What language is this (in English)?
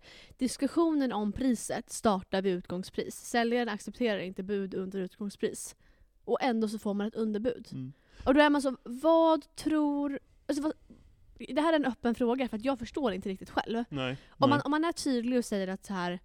Swedish